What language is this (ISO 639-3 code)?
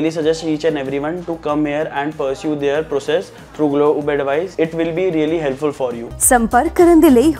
hin